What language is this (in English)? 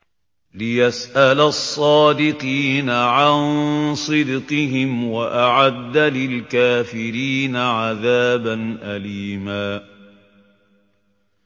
Arabic